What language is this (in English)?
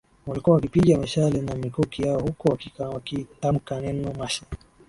Swahili